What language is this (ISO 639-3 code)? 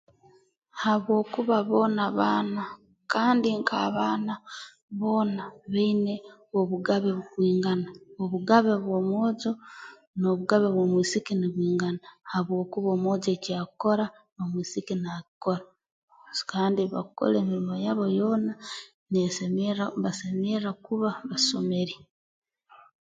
ttj